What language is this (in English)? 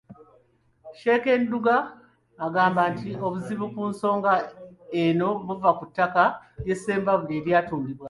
Ganda